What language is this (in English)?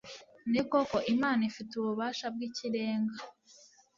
Kinyarwanda